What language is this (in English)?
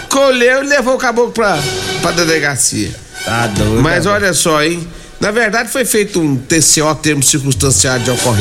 Portuguese